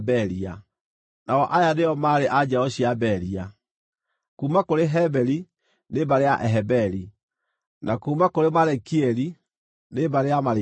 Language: Kikuyu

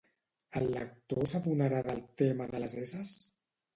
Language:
Catalan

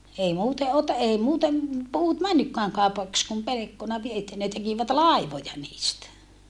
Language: Finnish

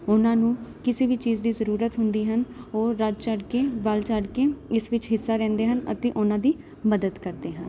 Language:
Punjabi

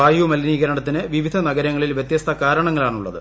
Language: Malayalam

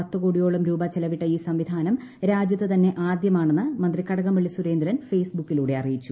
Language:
Malayalam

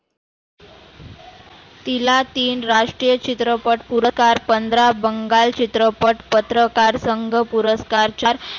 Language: Marathi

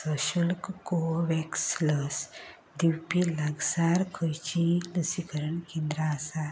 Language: Konkani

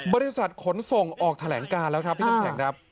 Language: Thai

